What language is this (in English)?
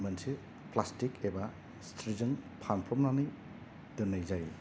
Bodo